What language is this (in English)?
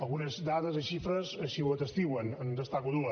Catalan